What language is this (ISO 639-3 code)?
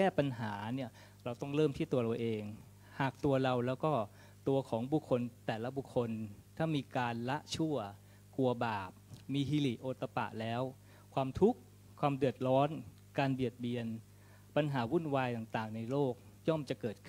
tha